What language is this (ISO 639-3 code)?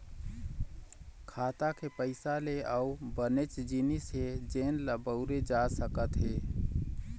hne